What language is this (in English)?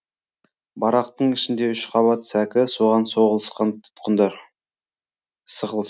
Kazakh